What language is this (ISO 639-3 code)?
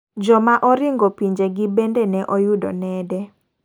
luo